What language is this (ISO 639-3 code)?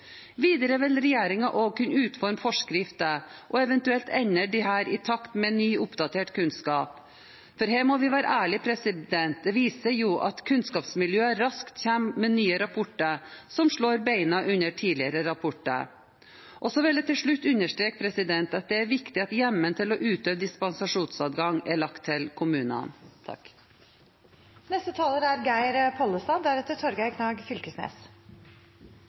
nor